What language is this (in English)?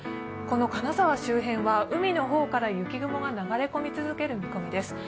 Japanese